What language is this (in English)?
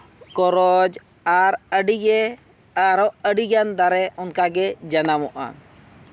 Santali